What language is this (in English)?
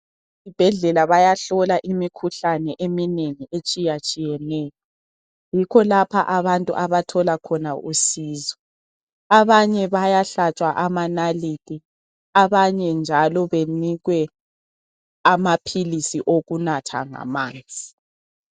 North Ndebele